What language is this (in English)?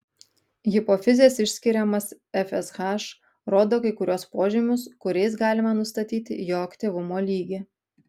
Lithuanian